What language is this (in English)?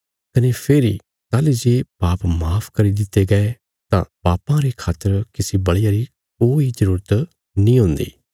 Bilaspuri